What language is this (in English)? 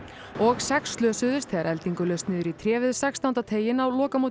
Icelandic